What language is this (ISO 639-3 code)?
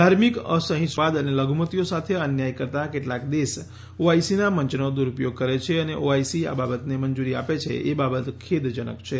guj